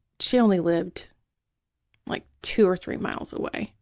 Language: English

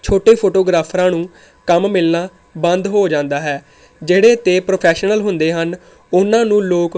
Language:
Punjabi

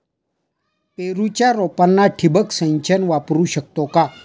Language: Marathi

